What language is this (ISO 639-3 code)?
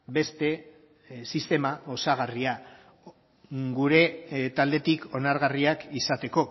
eus